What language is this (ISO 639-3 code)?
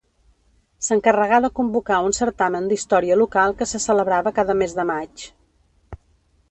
cat